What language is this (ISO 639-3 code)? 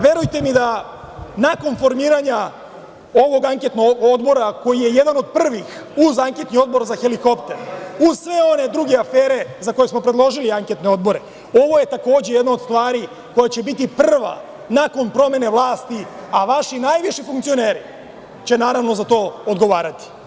srp